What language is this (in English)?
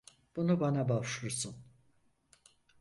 Turkish